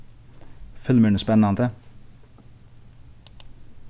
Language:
Faroese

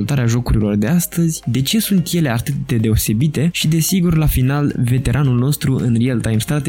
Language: Romanian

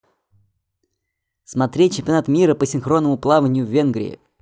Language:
Russian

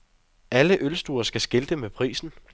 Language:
Danish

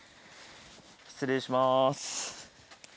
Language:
Japanese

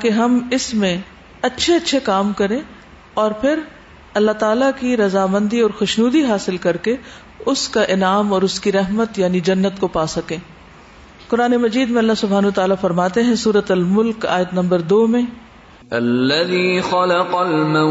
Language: Urdu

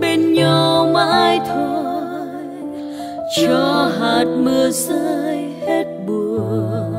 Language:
Vietnamese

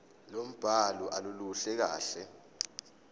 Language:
Zulu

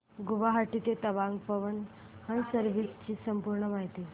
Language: Marathi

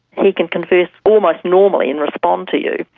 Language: English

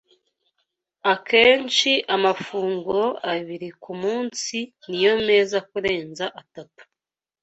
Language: Kinyarwanda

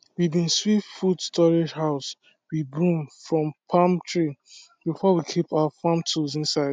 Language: Nigerian Pidgin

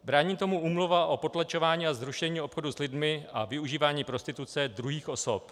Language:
Czech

